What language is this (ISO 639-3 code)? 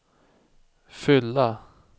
swe